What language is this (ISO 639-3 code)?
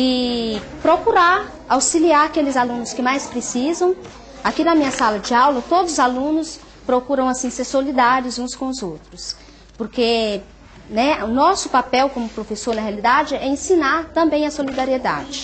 por